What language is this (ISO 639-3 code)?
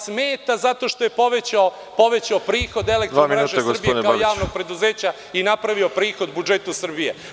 srp